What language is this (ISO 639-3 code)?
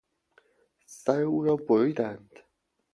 fas